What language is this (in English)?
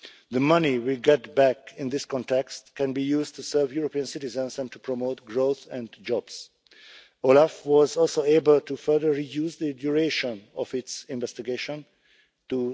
English